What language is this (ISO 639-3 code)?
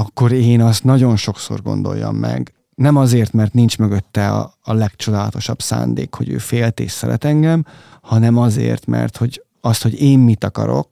hun